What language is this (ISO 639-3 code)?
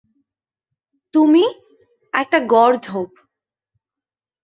ben